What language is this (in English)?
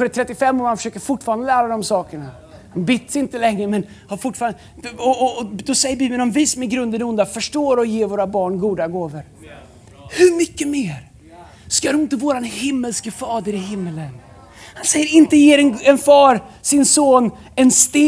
Swedish